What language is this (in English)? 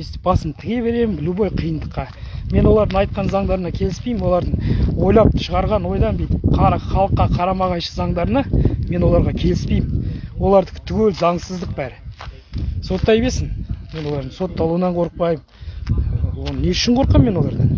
Kazakh